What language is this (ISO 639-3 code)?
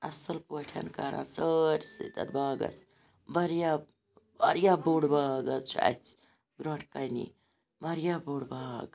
kas